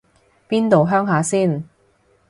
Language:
Cantonese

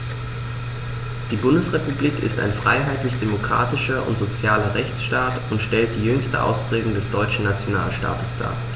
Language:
German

